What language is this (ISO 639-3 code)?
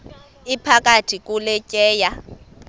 xho